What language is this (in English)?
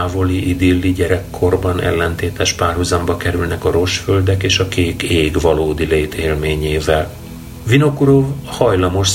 Hungarian